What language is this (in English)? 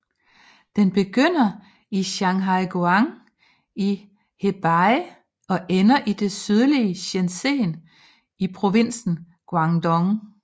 Danish